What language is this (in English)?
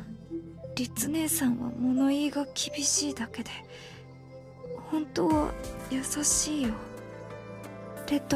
Japanese